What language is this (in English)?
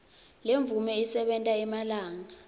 Swati